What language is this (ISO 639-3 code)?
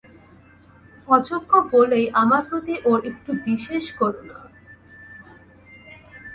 ben